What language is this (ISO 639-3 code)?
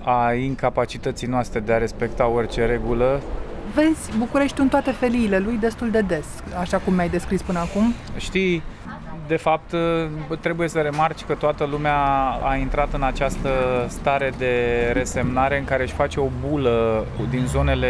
ron